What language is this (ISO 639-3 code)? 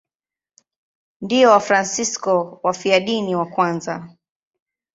swa